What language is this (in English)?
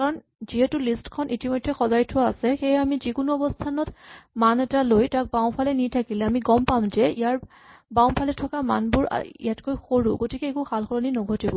Assamese